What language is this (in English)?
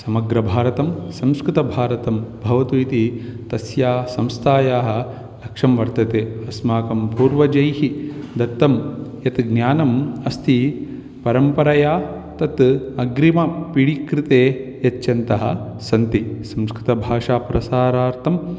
Sanskrit